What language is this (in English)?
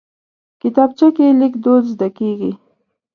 Pashto